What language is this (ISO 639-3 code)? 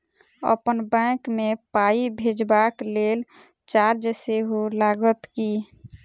mai